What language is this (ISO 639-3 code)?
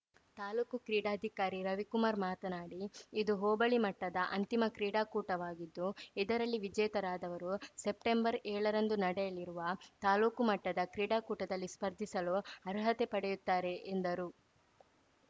kan